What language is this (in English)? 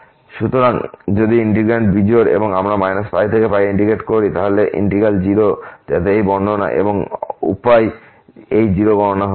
Bangla